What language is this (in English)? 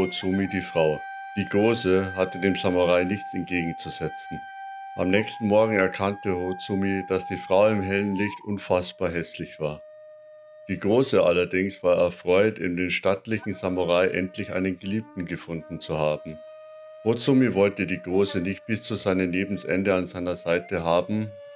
German